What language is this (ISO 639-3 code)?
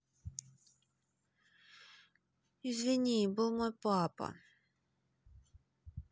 rus